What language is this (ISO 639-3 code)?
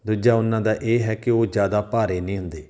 pan